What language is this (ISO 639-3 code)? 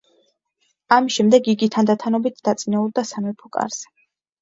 kat